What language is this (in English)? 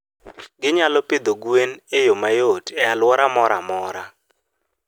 Luo (Kenya and Tanzania)